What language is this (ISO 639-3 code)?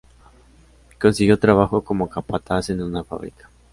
spa